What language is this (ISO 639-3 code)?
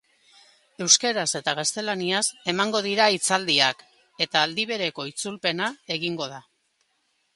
eus